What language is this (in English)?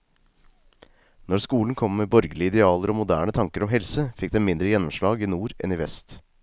Norwegian